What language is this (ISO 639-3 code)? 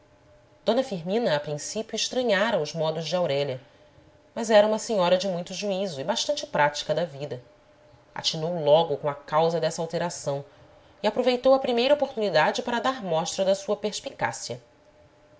por